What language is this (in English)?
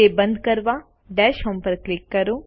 Gujarati